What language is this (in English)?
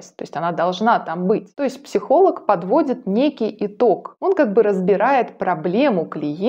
Russian